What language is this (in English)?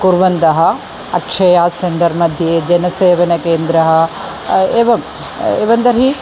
Sanskrit